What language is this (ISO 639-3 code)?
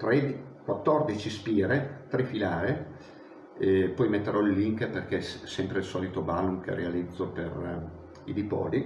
ita